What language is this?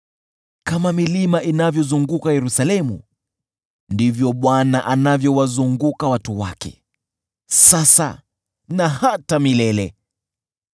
Swahili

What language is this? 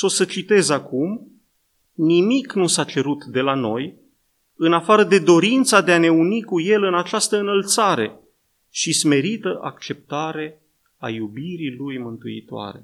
Romanian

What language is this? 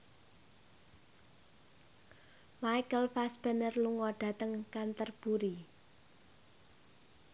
Javanese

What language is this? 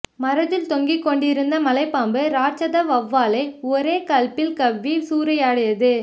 Tamil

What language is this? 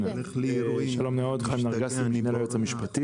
Hebrew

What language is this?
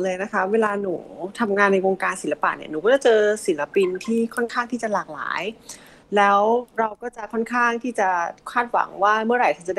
Thai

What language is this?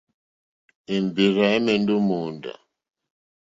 Mokpwe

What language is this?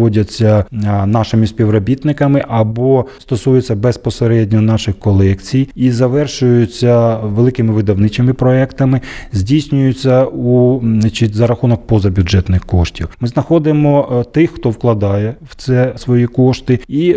Ukrainian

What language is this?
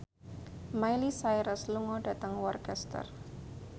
Javanese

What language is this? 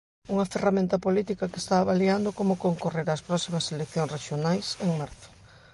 Galician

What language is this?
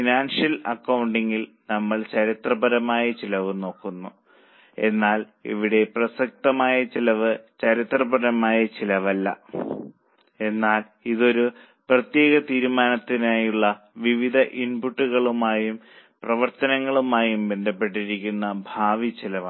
Malayalam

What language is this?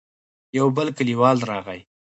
Pashto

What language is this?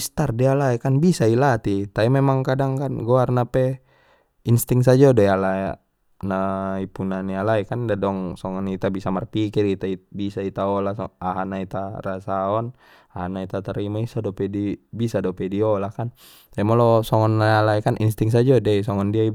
Batak Mandailing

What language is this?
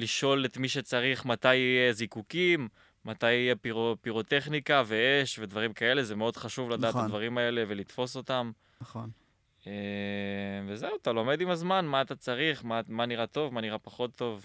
Hebrew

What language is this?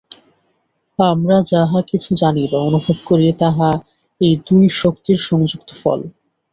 Bangla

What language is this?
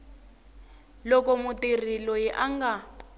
Tsonga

